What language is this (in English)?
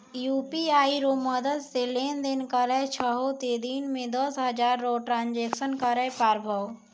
Maithili